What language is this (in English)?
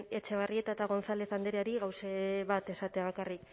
Basque